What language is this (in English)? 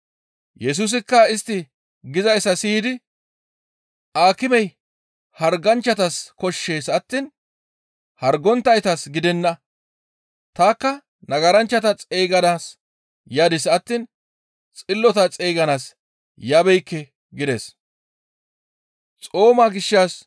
Gamo